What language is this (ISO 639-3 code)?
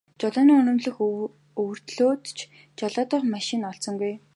mon